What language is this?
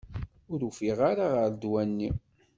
Kabyle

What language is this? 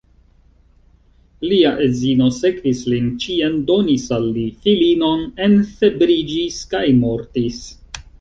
Esperanto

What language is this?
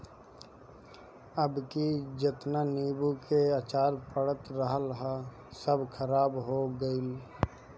Bhojpuri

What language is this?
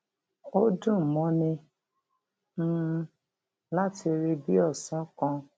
Yoruba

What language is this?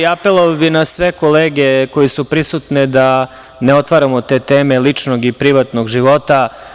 Serbian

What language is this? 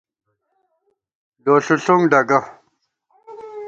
Gawar-Bati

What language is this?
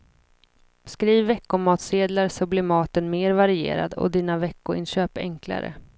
Swedish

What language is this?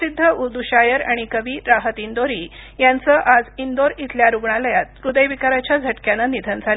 Marathi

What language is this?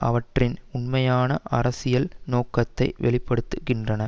Tamil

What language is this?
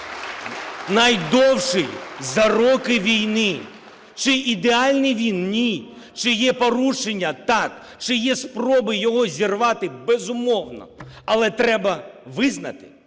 Ukrainian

